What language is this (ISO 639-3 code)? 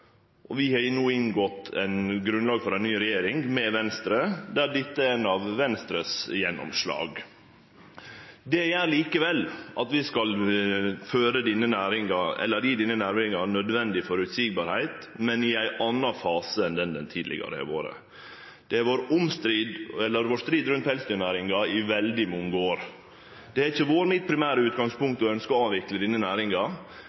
nno